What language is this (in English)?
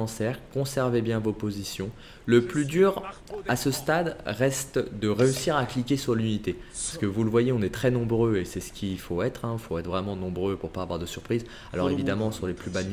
French